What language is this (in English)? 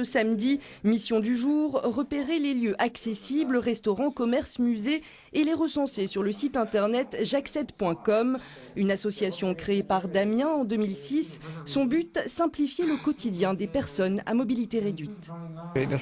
French